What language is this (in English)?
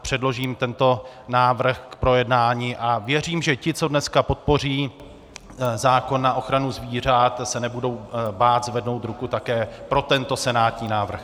Czech